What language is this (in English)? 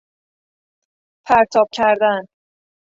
Persian